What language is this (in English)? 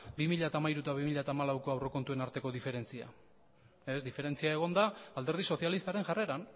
Basque